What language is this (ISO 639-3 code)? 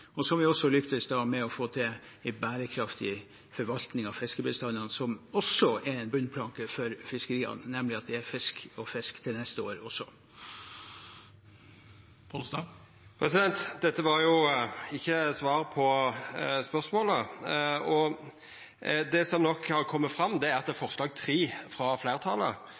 nor